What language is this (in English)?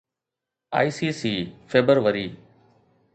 Sindhi